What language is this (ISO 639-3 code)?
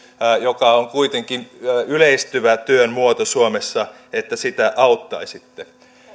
fin